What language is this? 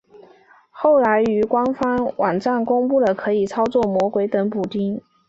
Chinese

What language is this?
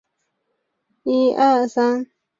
Chinese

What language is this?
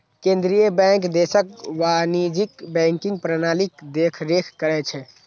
Maithili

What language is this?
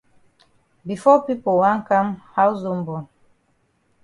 Cameroon Pidgin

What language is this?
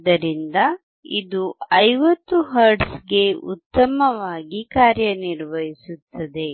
Kannada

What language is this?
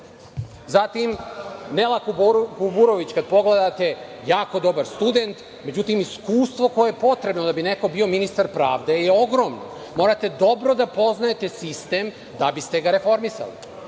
Serbian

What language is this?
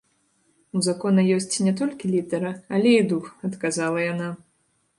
Belarusian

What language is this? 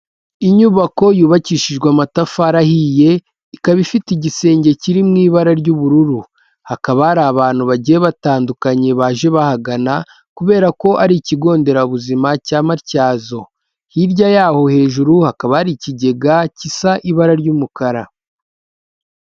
Kinyarwanda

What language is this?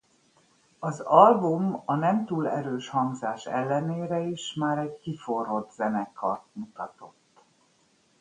Hungarian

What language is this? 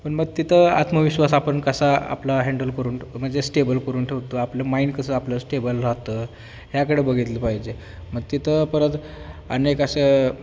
Marathi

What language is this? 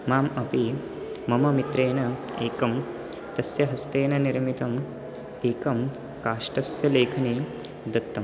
Sanskrit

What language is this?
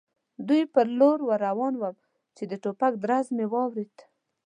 Pashto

